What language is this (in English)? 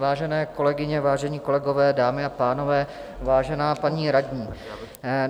Czech